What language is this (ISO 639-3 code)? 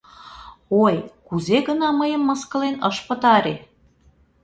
chm